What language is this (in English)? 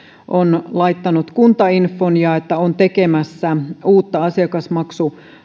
Finnish